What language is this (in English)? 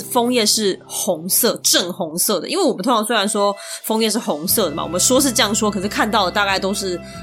Chinese